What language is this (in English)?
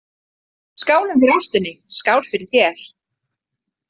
Icelandic